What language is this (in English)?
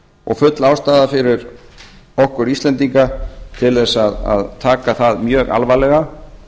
Icelandic